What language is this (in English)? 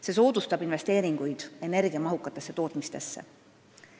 Estonian